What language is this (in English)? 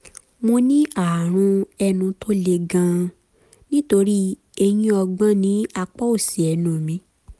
Yoruba